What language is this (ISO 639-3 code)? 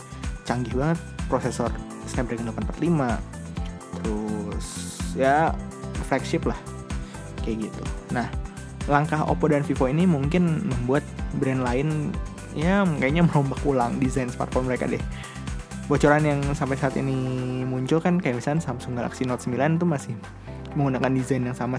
ind